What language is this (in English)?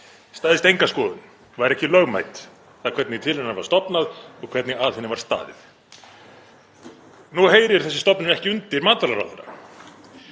Icelandic